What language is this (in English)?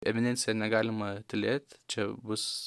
Lithuanian